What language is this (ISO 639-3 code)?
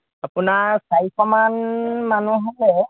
asm